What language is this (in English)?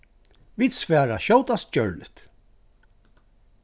Faroese